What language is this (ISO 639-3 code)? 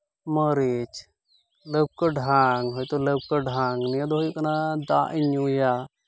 sat